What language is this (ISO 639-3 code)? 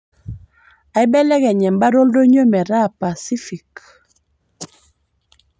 mas